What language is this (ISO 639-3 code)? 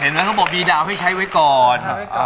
tha